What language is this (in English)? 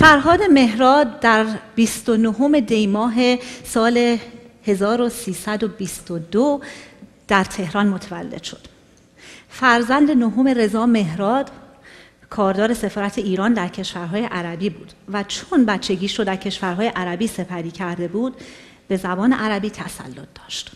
Persian